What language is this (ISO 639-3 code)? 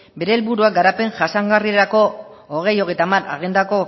eus